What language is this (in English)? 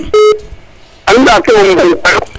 Serer